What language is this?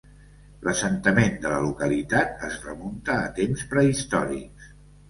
Catalan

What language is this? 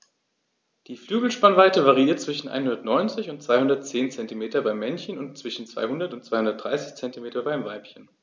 German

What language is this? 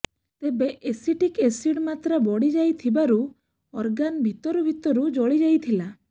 Odia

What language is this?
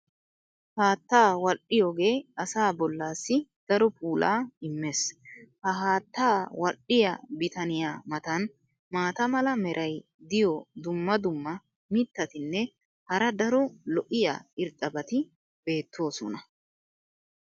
Wolaytta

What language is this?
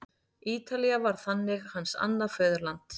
Icelandic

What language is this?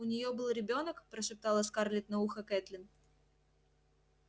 Russian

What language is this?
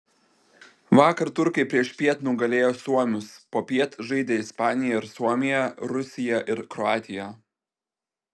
Lithuanian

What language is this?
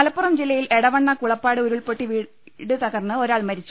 Malayalam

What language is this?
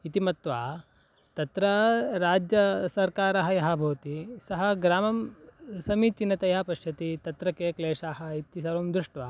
Sanskrit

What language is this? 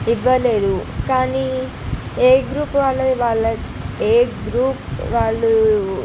Telugu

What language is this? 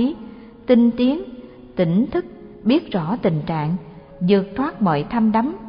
Vietnamese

